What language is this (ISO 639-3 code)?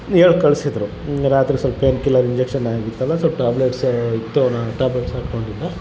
kan